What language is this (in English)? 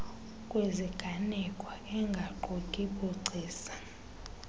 Xhosa